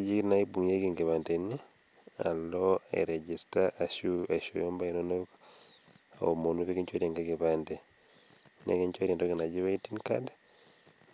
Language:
Masai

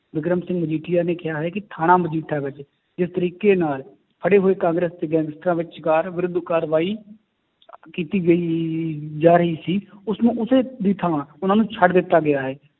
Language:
Punjabi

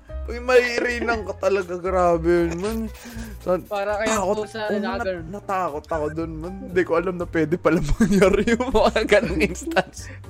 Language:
Filipino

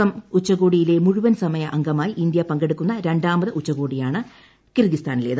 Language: Malayalam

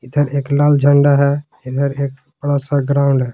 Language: Hindi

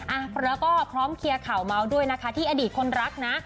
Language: Thai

